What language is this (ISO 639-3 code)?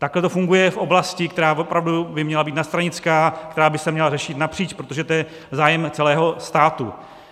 ces